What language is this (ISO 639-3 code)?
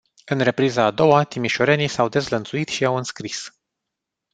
ron